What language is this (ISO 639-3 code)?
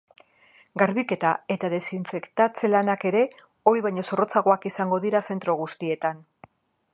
eus